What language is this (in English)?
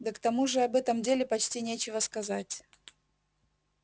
Russian